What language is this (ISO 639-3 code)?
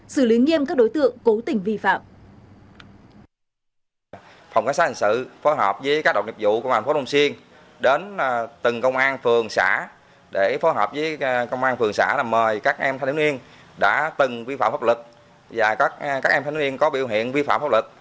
vie